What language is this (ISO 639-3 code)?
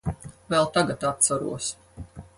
lav